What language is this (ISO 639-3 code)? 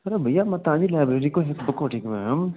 snd